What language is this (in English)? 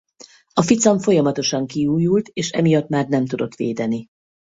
Hungarian